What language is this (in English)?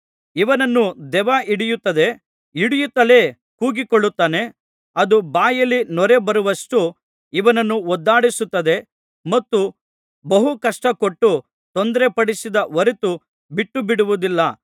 Kannada